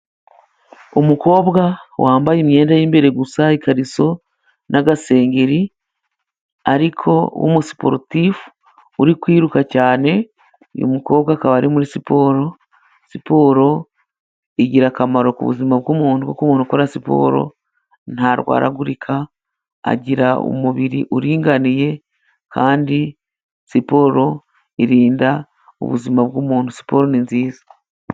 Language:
Kinyarwanda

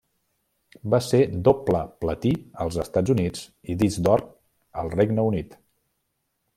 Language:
Catalan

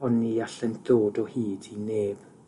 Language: Welsh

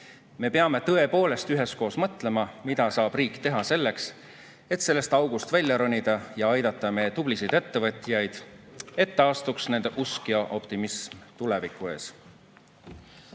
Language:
Estonian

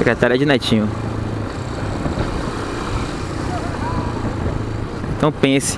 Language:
Portuguese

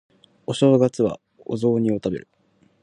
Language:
Japanese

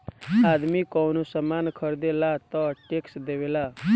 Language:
Bhojpuri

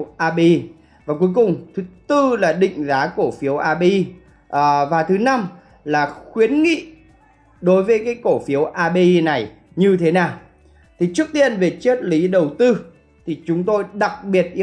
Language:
Vietnamese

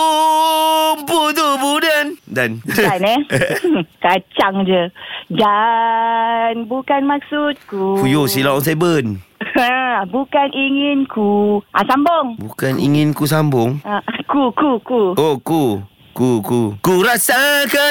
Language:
Malay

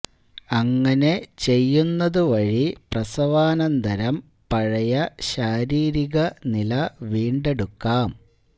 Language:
Malayalam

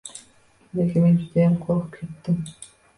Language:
Uzbek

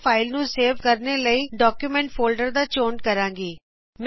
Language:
Punjabi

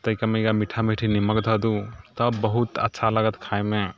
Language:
Maithili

